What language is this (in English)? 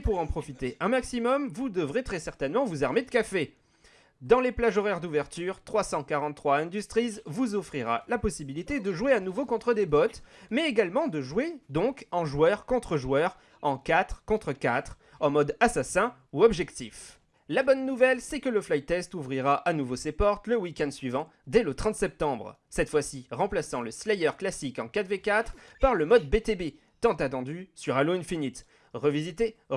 French